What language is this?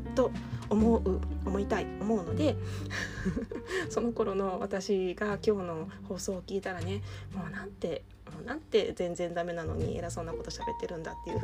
Japanese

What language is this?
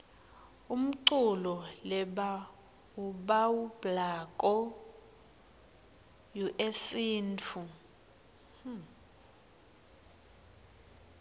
Swati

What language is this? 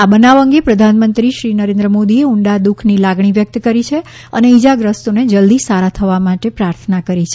Gujarati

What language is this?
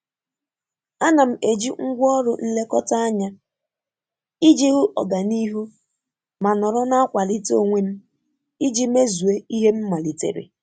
Igbo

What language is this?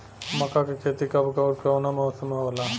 Bhojpuri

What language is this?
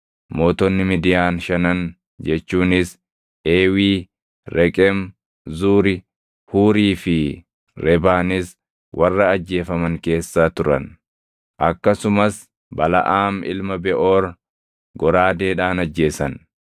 Oromo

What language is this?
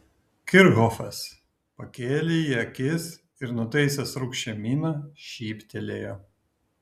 Lithuanian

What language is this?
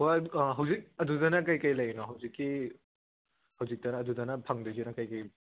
Manipuri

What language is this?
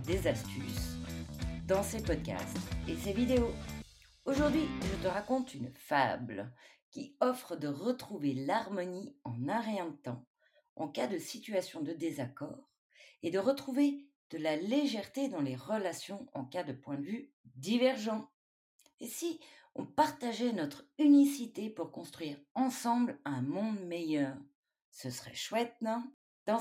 French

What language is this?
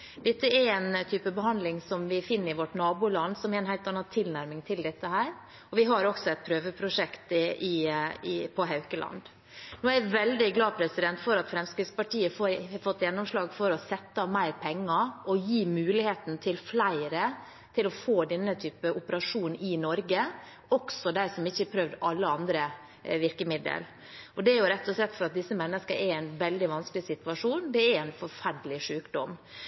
Norwegian Bokmål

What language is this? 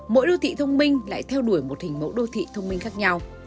Vietnamese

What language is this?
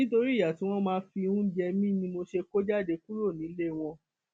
Yoruba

